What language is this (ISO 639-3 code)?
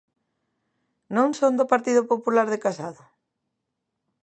glg